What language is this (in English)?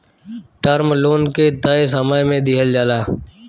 Bhojpuri